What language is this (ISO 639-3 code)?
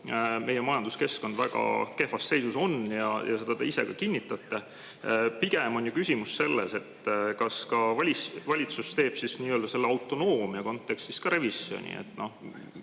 est